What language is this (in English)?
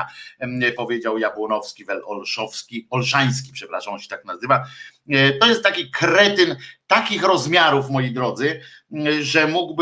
Polish